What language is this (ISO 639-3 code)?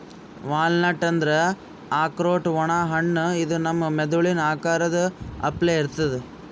kan